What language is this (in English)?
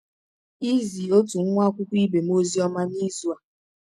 Igbo